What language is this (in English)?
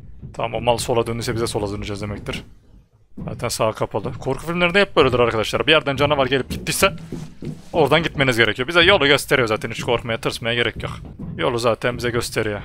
Turkish